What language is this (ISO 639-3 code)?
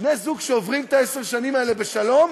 heb